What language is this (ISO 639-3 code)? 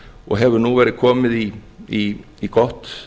isl